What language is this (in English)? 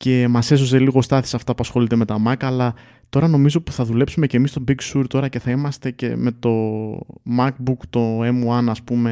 Greek